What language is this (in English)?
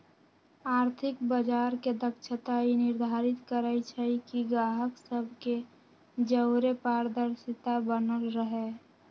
Magahi